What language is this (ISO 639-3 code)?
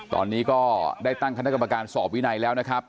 tha